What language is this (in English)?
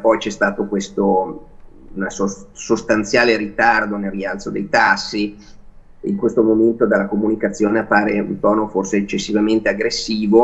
Italian